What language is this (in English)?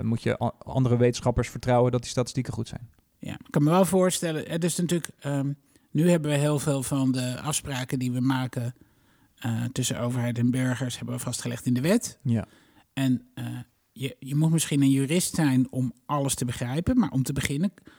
Dutch